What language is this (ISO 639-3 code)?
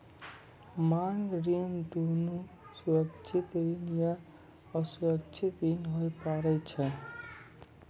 mai